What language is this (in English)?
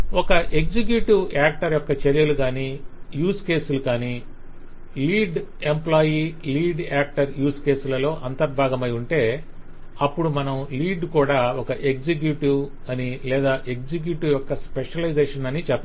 Telugu